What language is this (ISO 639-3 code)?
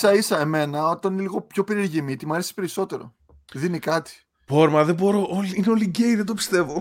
ell